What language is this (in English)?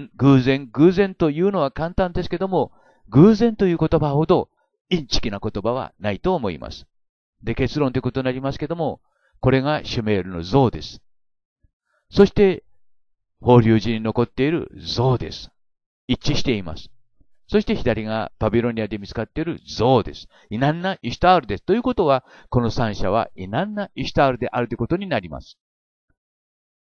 Japanese